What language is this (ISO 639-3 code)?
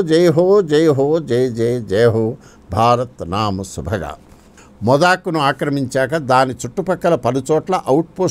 tel